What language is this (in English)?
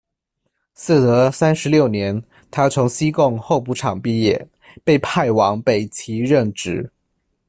Chinese